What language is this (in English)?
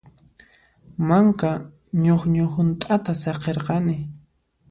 Puno Quechua